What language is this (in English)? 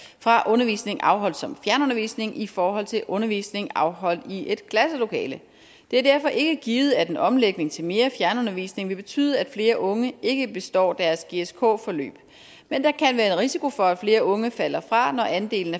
Danish